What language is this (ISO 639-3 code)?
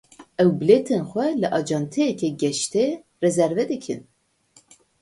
kur